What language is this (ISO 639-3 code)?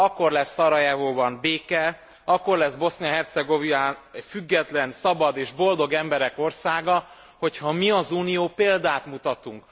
hun